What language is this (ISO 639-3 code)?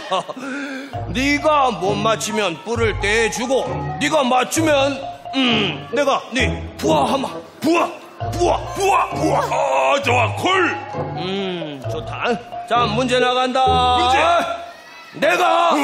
kor